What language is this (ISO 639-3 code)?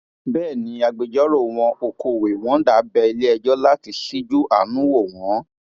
yor